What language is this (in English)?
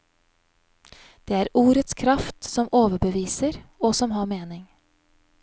Norwegian